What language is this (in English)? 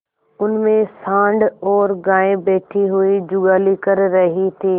Hindi